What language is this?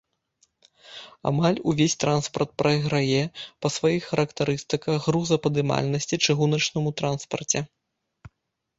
Belarusian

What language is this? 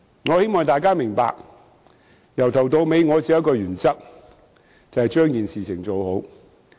Cantonese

